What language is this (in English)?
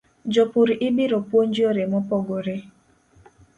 Luo (Kenya and Tanzania)